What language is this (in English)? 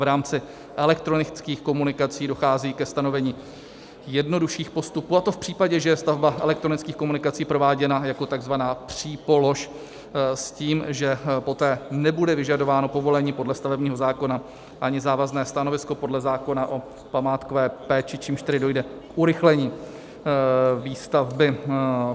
Czech